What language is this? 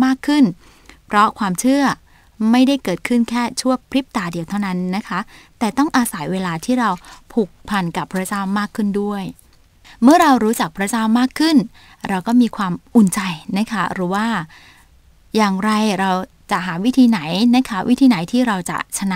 Thai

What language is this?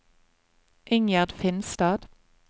Norwegian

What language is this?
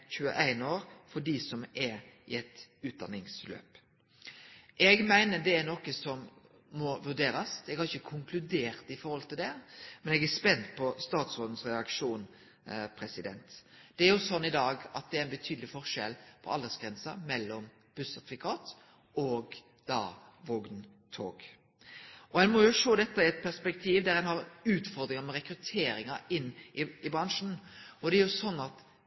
Norwegian Nynorsk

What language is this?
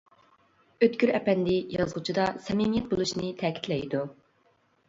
Uyghur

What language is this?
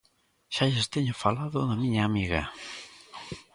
Galician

